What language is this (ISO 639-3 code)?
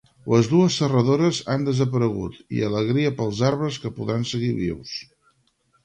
cat